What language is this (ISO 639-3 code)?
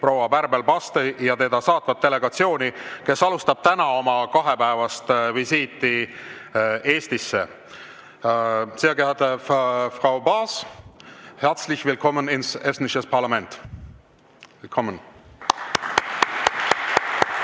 est